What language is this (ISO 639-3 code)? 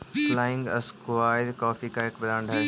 mag